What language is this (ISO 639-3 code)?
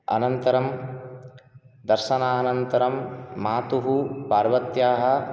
san